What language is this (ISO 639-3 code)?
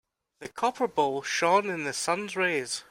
eng